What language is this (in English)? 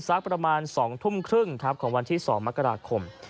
Thai